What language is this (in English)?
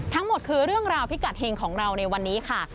Thai